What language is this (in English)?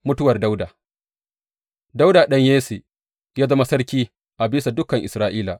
Hausa